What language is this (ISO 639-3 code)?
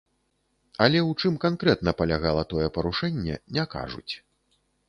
bel